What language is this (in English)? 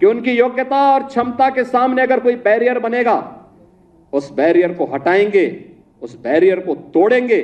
Hindi